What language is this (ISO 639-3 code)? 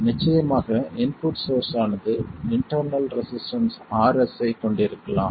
tam